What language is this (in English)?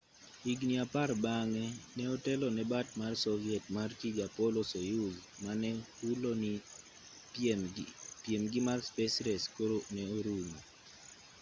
Luo (Kenya and Tanzania)